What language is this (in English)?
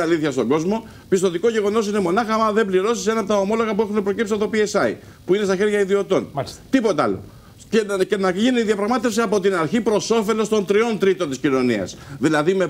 Greek